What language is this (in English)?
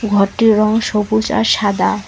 Bangla